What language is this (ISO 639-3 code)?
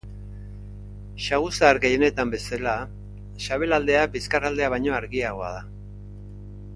eus